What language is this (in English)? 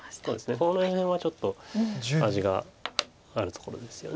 Japanese